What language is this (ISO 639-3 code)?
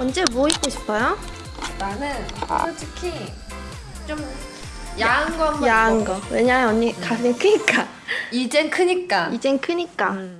kor